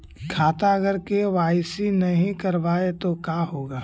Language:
Magahi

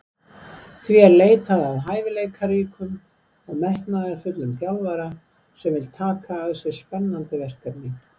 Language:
Icelandic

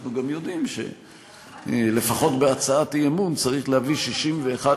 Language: Hebrew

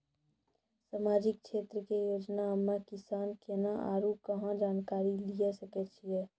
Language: Maithili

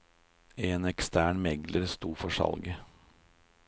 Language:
Norwegian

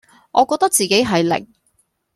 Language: Cantonese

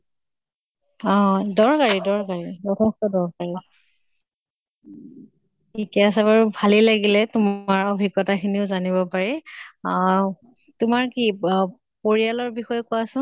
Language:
Assamese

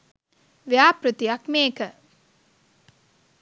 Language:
Sinhala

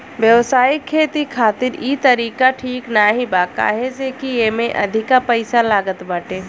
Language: Bhojpuri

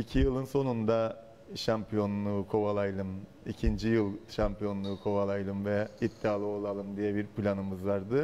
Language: Turkish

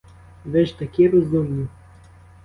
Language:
Ukrainian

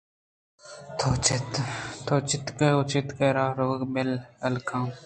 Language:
Eastern Balochi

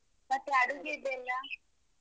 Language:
Kannada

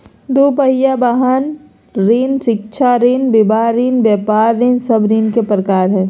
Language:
Magahi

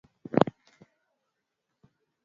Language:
Swahili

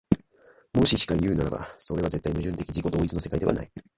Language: Japanese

